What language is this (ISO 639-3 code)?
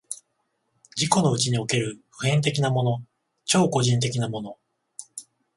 jpn